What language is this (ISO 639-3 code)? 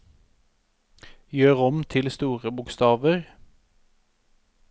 nor